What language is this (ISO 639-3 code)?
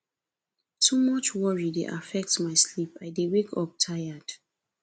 pcm